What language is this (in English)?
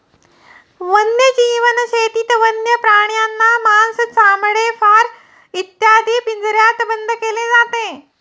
Marathi